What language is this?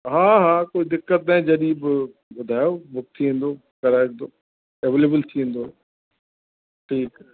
Sindhi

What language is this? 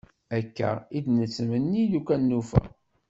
Kabyle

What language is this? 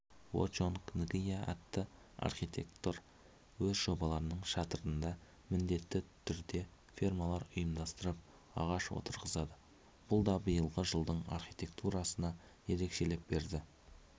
Kazakh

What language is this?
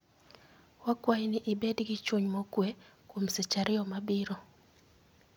Luo (Kenya and Tanzania)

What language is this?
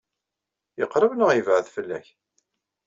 Kabyle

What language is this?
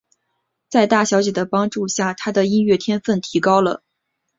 Chinese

